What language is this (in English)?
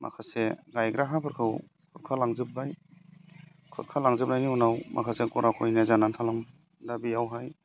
Bodo